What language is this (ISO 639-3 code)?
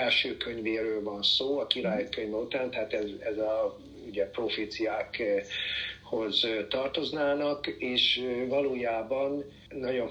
hun